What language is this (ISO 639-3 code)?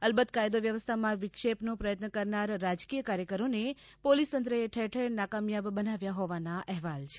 guj